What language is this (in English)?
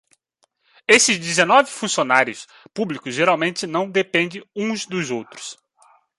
Portuguese